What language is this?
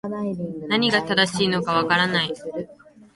Japanese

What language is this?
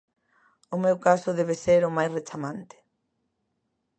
Galician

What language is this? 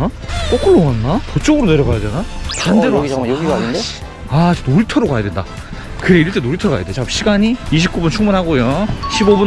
Korean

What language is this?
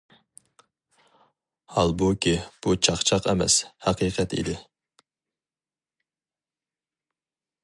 Uyghur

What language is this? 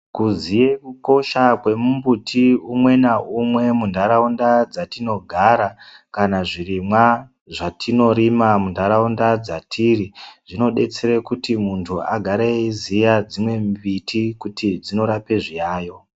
Ndau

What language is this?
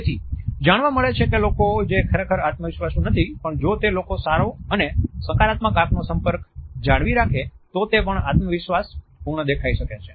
Gujarati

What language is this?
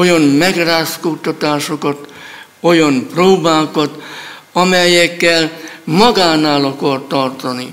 Hungarian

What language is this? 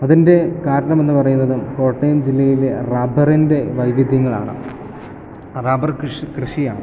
Malayalam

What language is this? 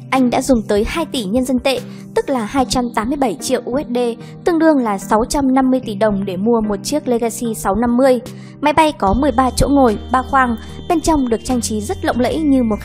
Vietnamese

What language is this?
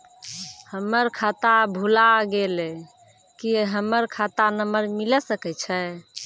Maithili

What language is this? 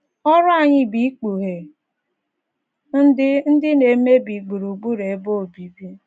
Igbo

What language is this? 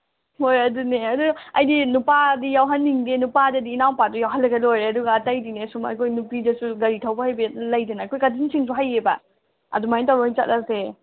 Manipuri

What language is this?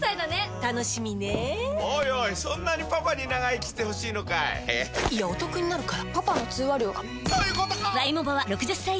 Japanese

